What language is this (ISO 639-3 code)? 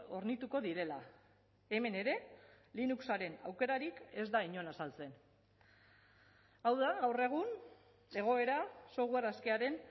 eus